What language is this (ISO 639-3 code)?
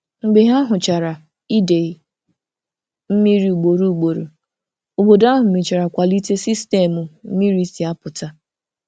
ibo